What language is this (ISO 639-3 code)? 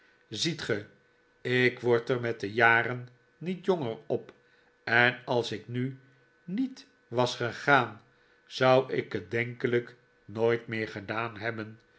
nld